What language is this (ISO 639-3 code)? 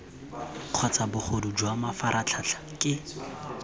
tsn